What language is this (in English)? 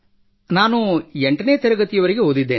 Kannada